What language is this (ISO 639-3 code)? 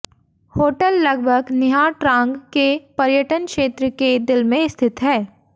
hin